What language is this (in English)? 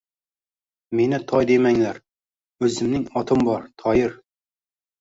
Uzbek